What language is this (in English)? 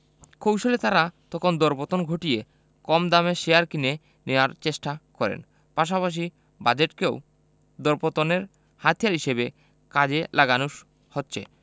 Bangla